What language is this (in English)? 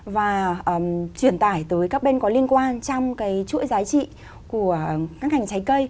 Vietnamese